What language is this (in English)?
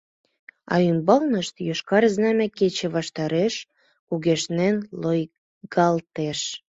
Mari